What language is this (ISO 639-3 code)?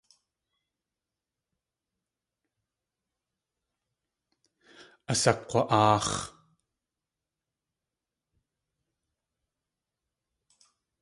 tli